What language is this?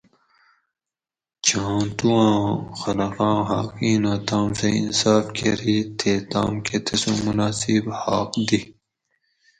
Gawri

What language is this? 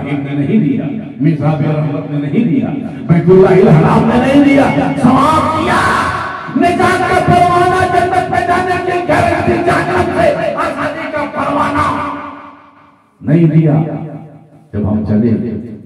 Hindi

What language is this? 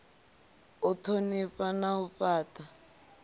Venda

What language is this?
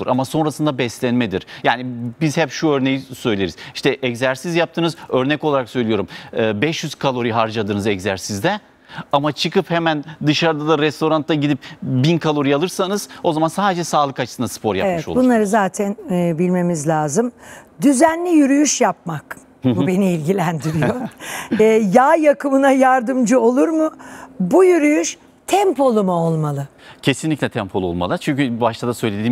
Turkish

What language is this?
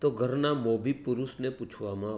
Gujarati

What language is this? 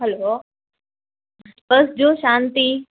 Gujarati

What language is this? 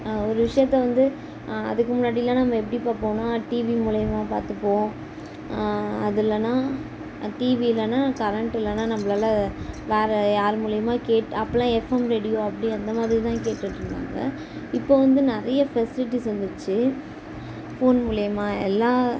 Tamil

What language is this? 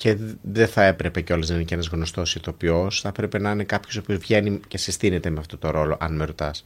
Greek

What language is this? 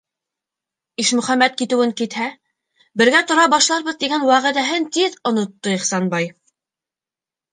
Bashkir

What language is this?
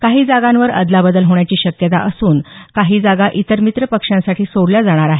Marathi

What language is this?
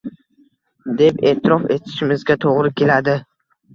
Uzbek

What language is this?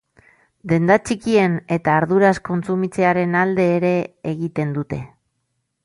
Basque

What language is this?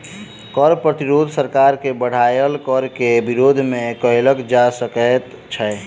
Maithili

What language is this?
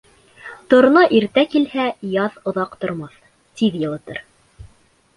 Bashkir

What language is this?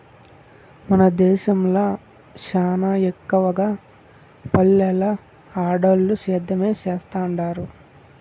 Telugu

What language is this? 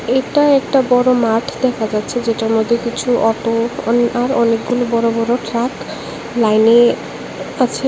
Bangla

